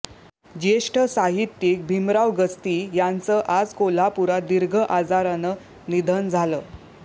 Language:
Marathi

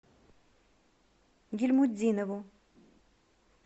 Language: Russian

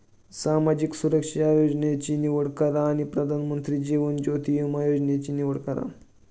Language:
Marathi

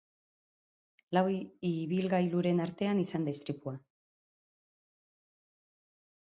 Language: Basque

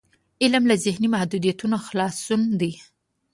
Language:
Pashto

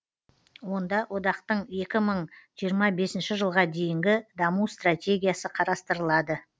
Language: Kazakh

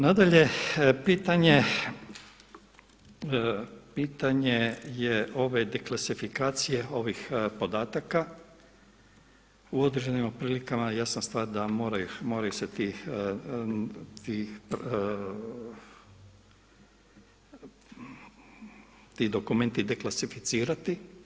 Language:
Croatian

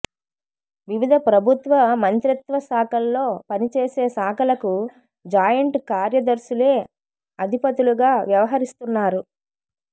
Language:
Telugu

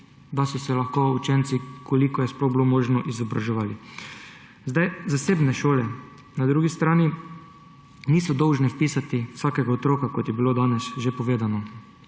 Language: Slovenian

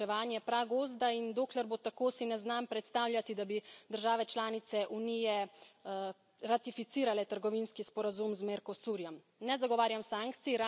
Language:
Slovenian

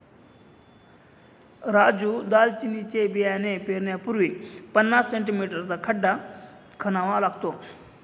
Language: Marathi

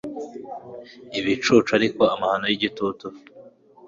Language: Kinyarwanda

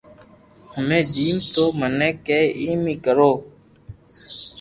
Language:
Loarki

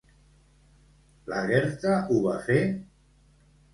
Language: Catalan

